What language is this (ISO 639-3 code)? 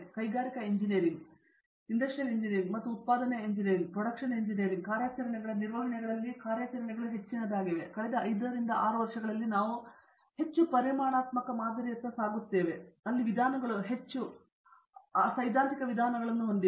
kan